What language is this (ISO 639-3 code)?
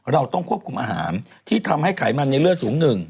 tha